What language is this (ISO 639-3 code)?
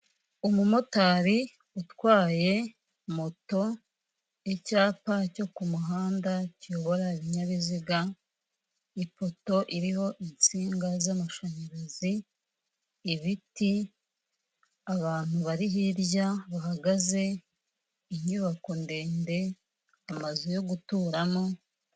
kin